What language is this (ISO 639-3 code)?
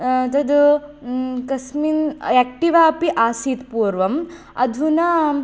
san